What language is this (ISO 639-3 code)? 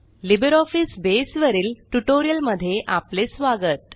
mar